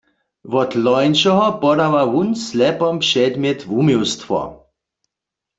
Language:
Upper Sorbian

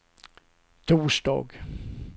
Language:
Swedish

